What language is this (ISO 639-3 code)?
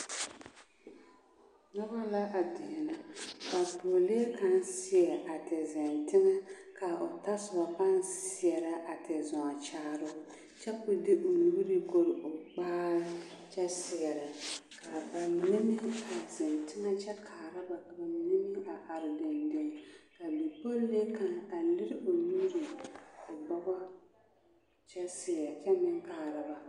dga